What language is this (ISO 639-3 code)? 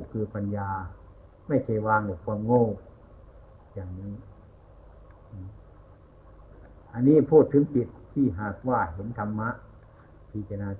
tha